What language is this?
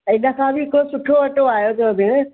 Sindhi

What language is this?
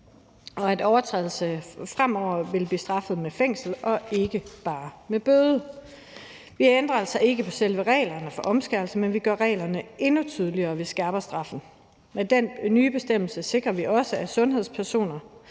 Danish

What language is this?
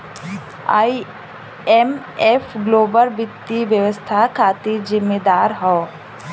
Bhojpuri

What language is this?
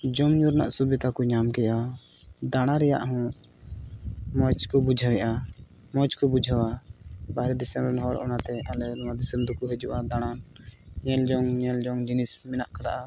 Santali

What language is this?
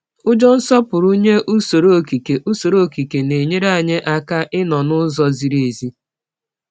Igbo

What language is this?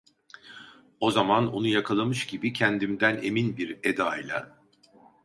Turkish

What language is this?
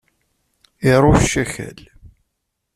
Kabyle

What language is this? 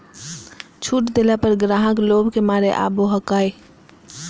Magahi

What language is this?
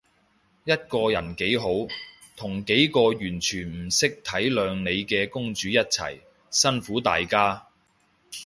Cantonese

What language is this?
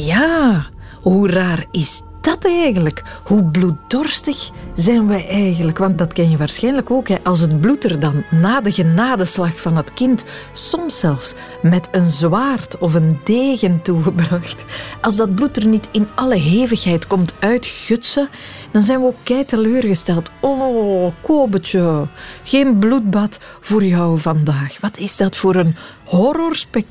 Dutch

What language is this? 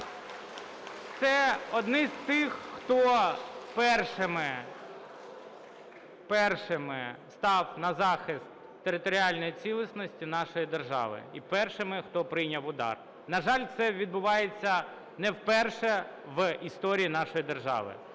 Ukrainian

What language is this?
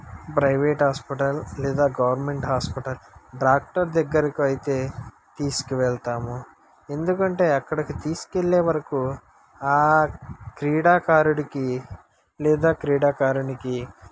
Telugu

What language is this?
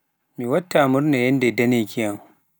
Pular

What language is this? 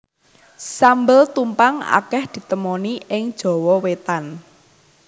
Javanese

